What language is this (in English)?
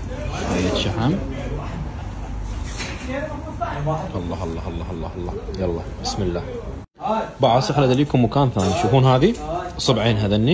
Arabic